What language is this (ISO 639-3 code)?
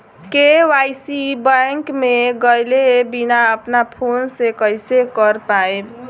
bho